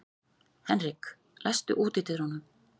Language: Icelandic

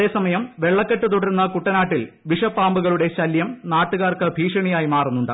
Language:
Malayalam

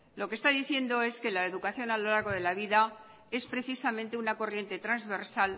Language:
Spanish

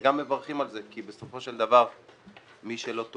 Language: Hebrew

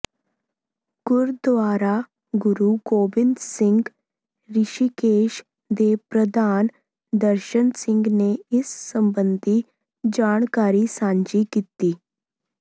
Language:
Punjabi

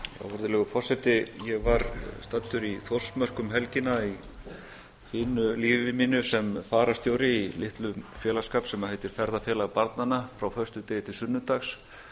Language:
Icelandic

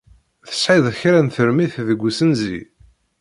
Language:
Kabyle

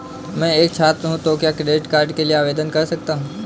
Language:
Hindi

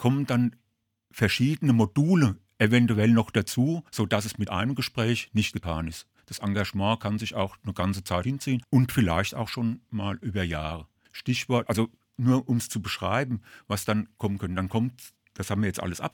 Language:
German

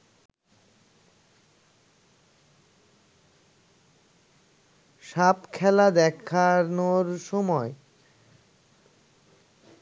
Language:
Bangla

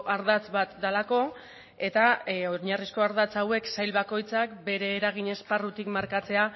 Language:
Basque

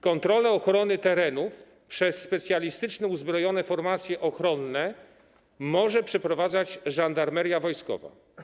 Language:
Polish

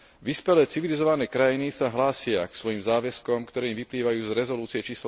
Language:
Slovak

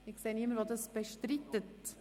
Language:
Swiss German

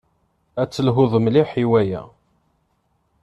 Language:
Kabyle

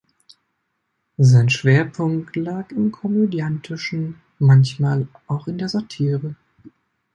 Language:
German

